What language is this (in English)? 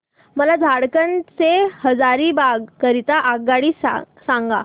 Marathi